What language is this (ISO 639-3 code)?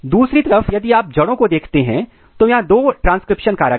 hin